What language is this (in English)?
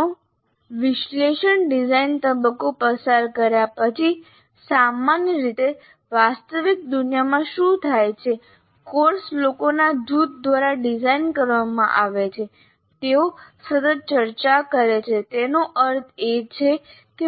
Gujarati